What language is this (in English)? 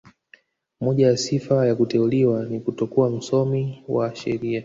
Swahili